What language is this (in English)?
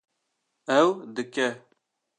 Kurdish